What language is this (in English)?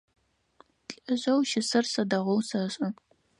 Adyghe